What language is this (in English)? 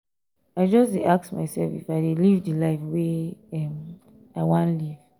Nigerian Pidgin